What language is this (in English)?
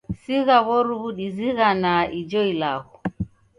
Taita